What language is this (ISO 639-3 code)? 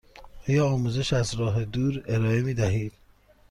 fas